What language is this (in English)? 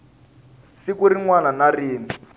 Tsonga